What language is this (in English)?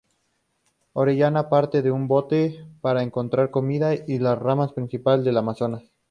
Spanish